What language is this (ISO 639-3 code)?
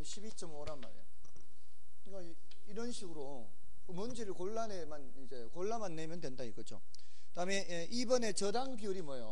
kor